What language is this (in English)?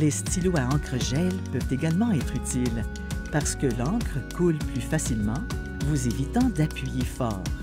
French